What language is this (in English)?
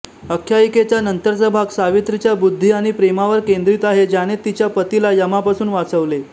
Marathi